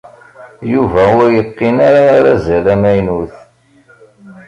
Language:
Kabyle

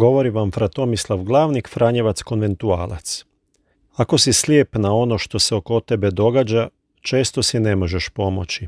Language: Croatian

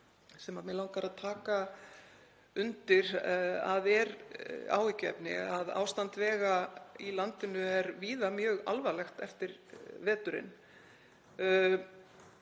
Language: Icelandic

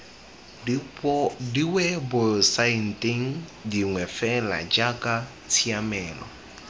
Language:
Tswana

